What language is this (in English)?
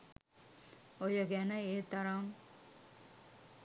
Sinhala